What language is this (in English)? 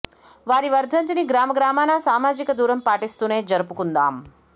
Telugu